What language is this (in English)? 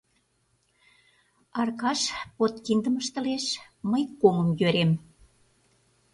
Mari